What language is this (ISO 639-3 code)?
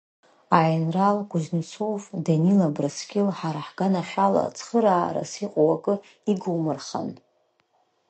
abk